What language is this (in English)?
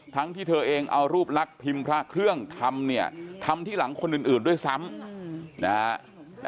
Thai